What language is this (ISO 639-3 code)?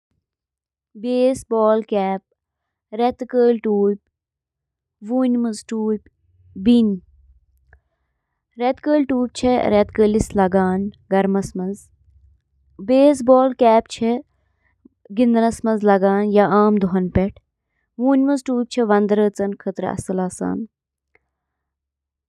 kas